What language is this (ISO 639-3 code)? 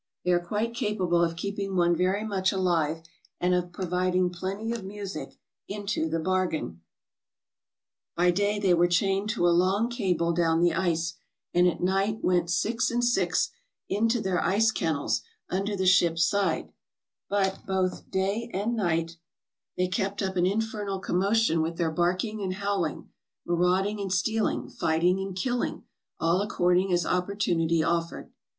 eng